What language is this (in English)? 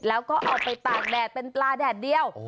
Thai